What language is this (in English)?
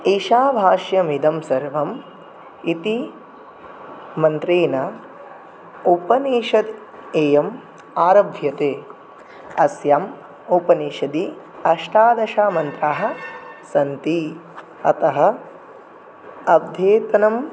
Sanskrit